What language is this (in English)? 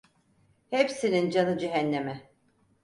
Turkish